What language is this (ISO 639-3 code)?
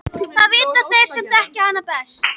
isl